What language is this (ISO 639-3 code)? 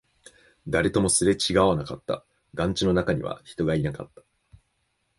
jpn